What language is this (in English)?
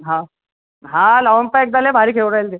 Marathi